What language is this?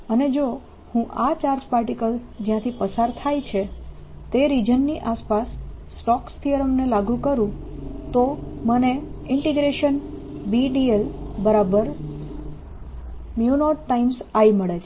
Gujarati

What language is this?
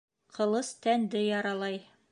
Bashkir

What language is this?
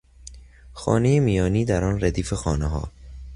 Persian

